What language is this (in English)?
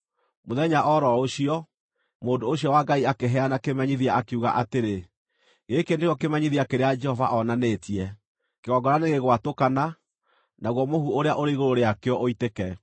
Kikuyu